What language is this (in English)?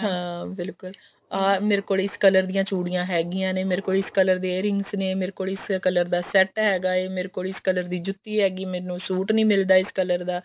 Punjabi